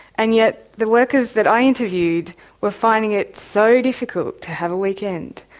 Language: English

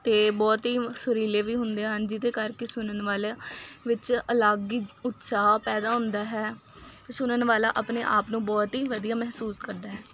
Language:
Punjabi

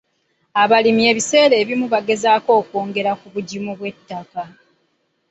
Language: Ganda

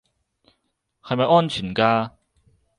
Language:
Cantonese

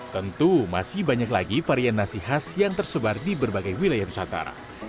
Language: Indonesian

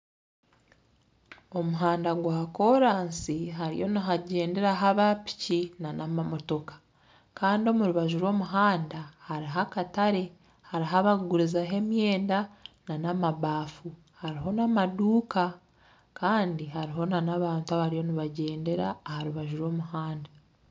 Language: Nyankole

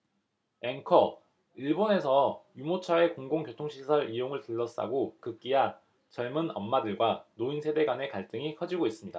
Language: Korean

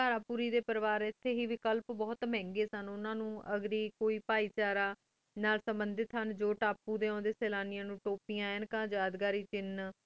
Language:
Punjabi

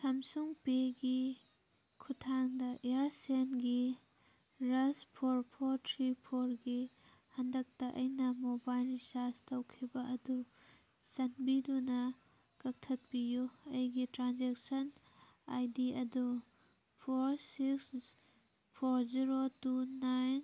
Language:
Manipuri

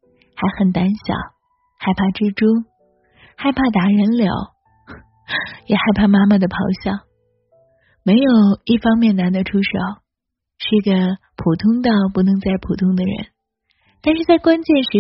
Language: Chinese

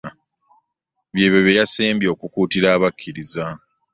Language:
Ganda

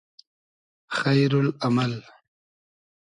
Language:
Hazaragi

